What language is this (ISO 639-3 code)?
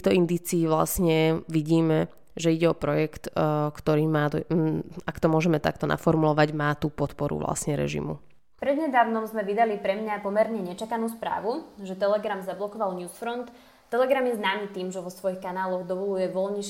slk